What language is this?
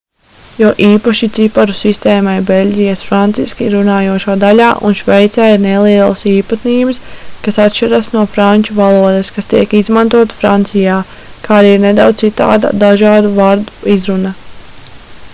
Latvian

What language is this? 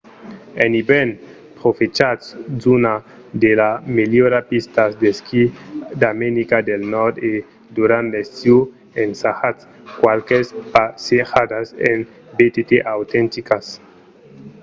Occitan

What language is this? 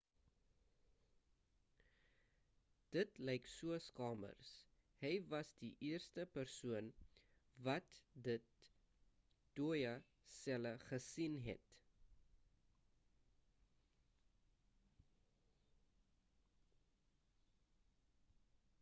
Afrikaans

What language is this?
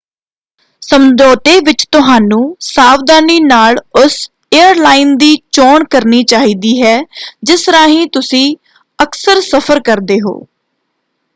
Punjabi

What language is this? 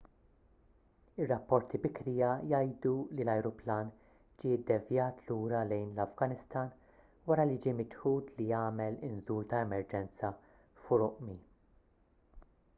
Maltese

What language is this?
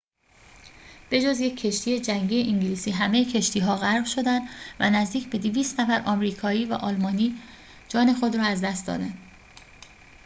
Persian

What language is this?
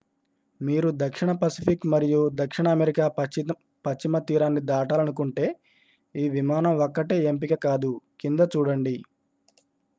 Telugu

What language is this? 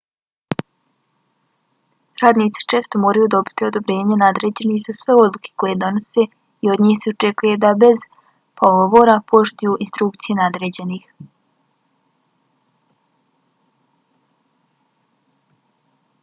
Bosnian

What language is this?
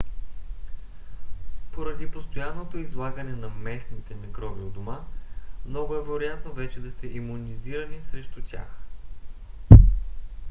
Bulgarian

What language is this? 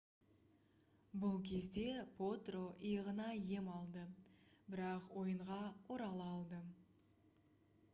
Kazakh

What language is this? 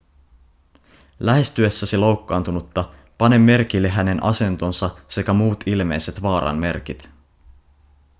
Finnish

